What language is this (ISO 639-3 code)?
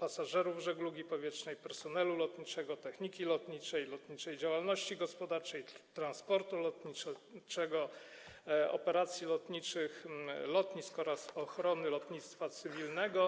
pol